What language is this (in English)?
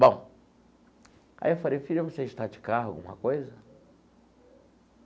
Portuguese